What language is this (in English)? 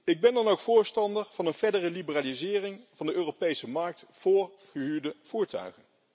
Dutch